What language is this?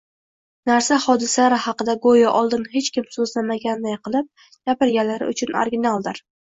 Uzbek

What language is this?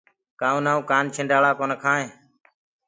Gurgula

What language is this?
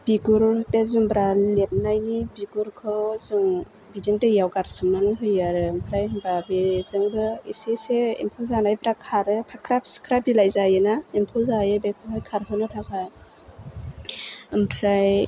Bodo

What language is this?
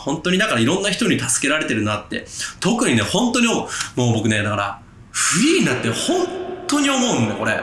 Japanese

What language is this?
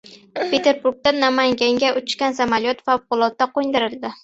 Uzbek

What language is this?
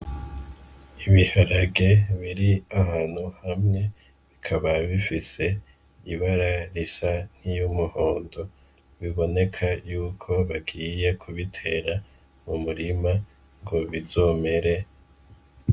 Rundi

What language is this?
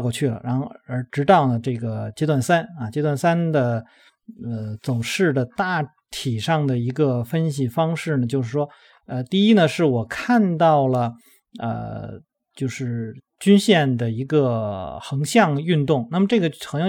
Chinese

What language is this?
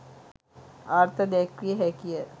Sinhala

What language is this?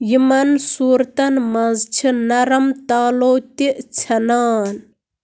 Kashmiri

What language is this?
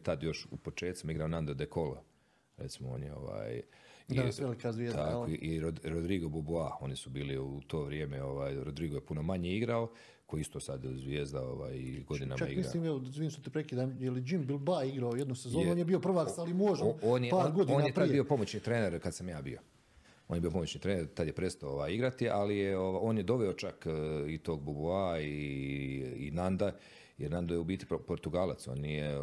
Croatian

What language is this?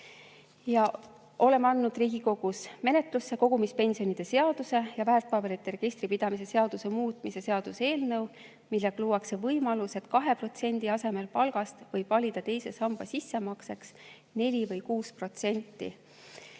Estonian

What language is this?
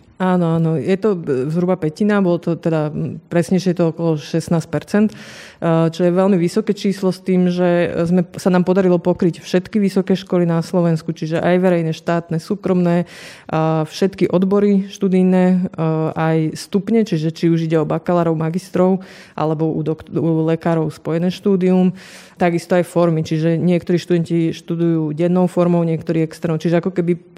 Slovak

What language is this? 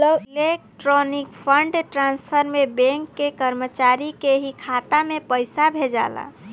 Bhojpuri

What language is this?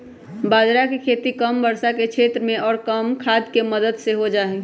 Magahi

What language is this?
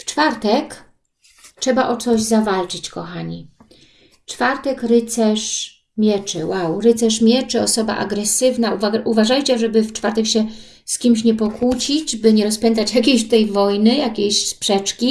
Polish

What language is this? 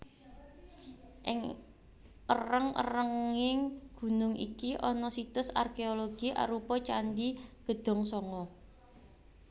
Javanese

